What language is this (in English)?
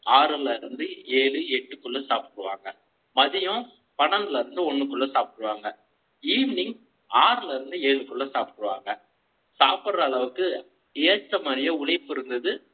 Tamil